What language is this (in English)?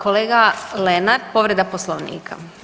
Croatian